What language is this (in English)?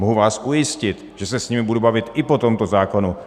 Czech